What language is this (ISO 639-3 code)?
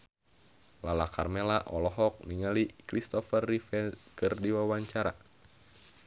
sun